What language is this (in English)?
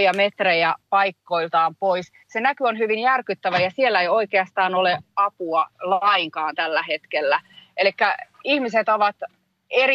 Finnish